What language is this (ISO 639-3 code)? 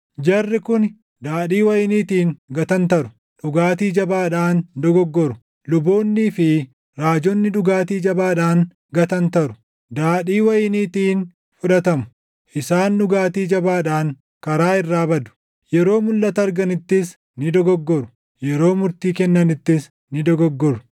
orm